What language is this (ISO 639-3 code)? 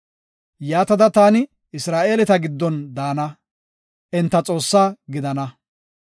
gof